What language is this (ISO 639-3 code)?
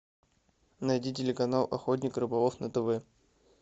rus